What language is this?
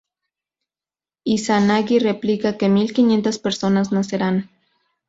Spanish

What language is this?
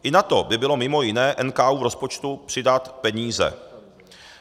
Czech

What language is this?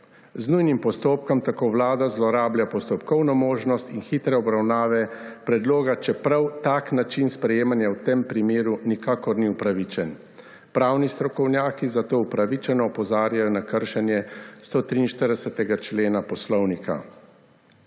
Slovenian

